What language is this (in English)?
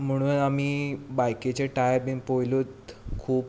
Konkani